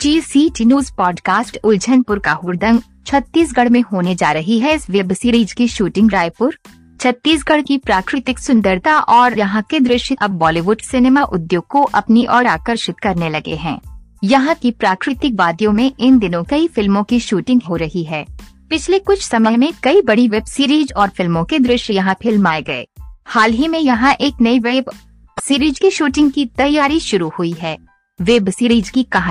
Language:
Hindi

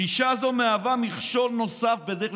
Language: Hebrew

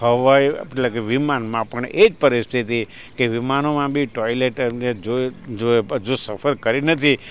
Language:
Gujarati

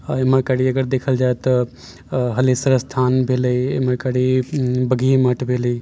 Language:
Maithili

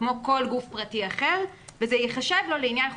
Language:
Hebrew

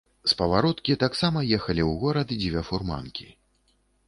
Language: Belarusian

